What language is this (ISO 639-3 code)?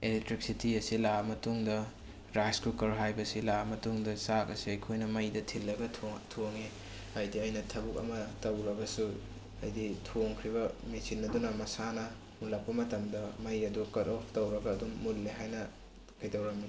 mni